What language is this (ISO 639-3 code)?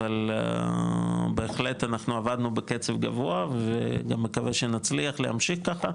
heb